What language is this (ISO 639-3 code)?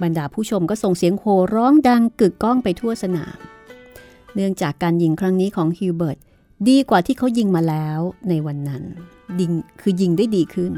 tha